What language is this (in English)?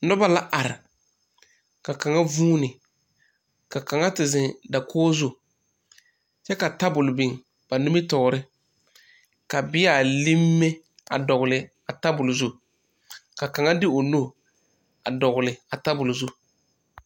Southern Dagaare